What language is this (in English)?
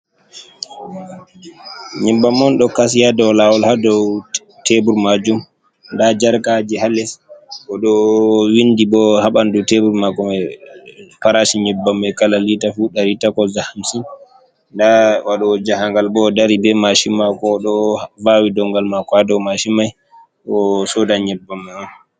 Fula